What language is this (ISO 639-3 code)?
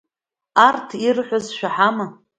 abk